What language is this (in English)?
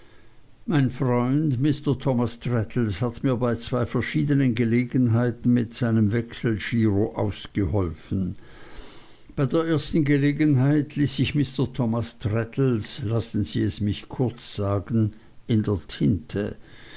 German